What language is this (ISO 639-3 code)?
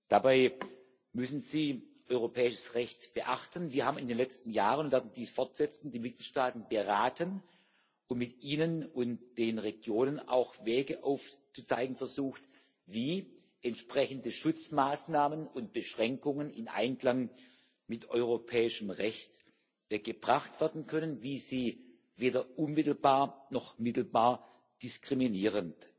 deu